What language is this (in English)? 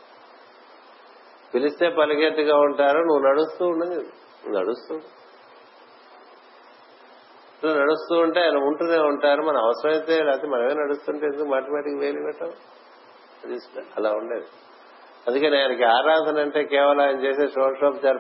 Telugu